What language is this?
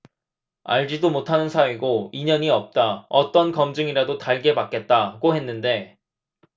Korean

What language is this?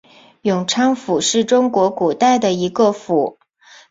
Chinese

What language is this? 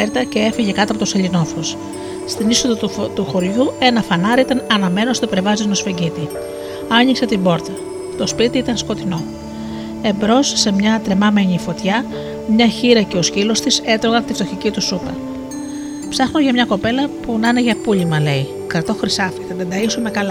Greek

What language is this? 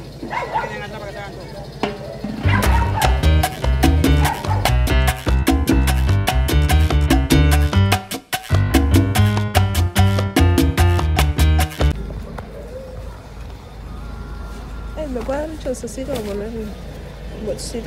Spanish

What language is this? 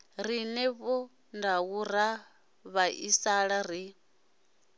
Venda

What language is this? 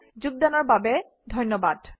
Assamese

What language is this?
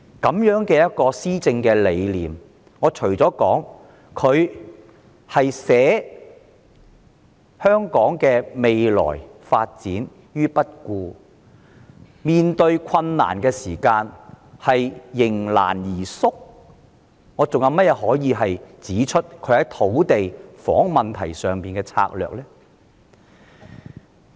Cantonese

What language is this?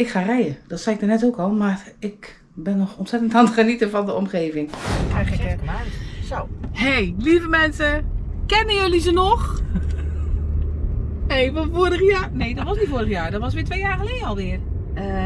Dutch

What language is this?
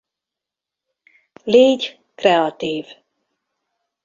Hungarian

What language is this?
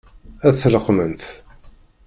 Kabyle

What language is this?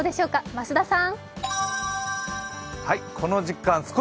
Japanese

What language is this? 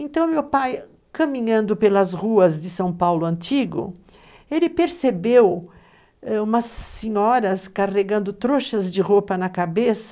Portuguese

